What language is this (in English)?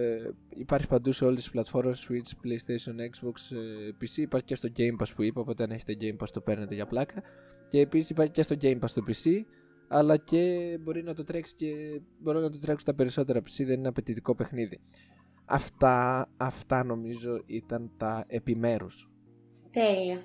Greek